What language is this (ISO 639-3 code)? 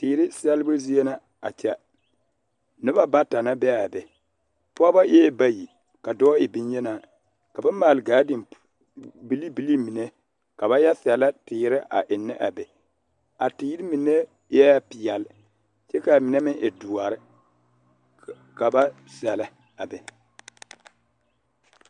dga